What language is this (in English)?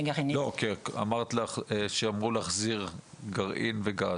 Hebrew